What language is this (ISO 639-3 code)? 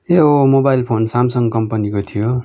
nep